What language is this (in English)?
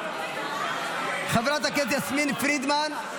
Hebrew